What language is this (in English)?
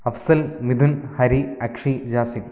Malayalam